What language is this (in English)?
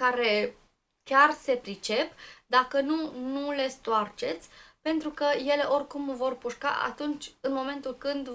Romanian